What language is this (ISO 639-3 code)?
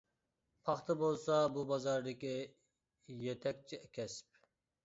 uig